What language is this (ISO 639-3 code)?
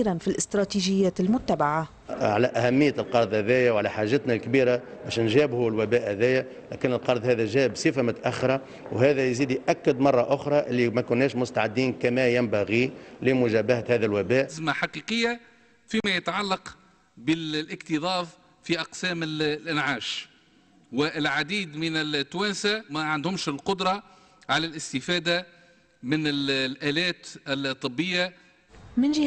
ara